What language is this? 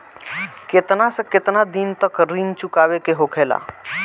Bhojpuri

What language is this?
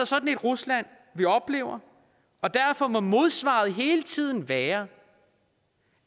Danish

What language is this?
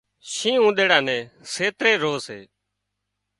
Wadiyara Koli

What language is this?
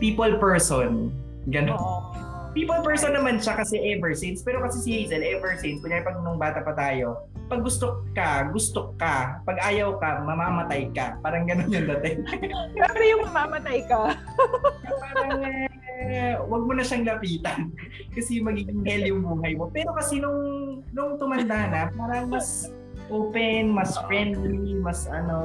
Filipino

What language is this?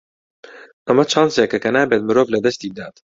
Central Kurdish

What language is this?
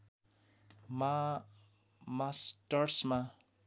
Nepali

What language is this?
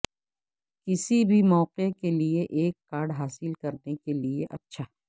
Urdu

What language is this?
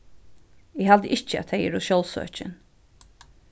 Faroese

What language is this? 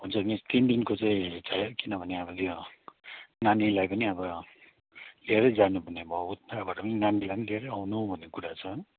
Nepali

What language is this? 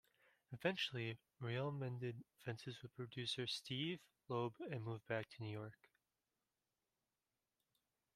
English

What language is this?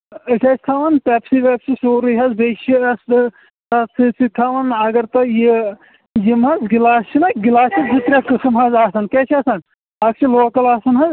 Kashmiri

